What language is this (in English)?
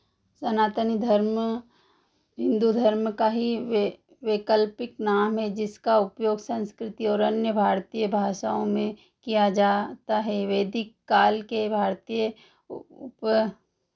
Hindi